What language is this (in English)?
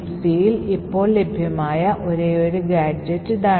Malayalam